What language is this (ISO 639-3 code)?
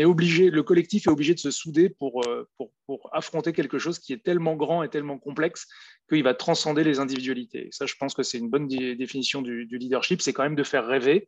fra